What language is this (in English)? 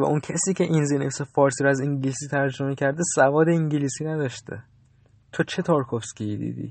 Persian